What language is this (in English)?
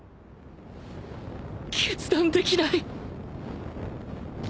Japanese